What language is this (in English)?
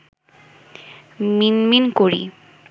Bangla